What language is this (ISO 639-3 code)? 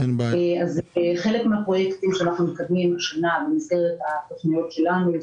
heb